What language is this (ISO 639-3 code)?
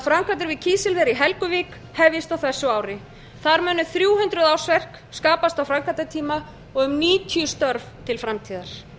isl